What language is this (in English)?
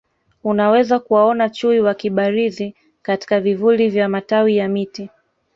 Swahili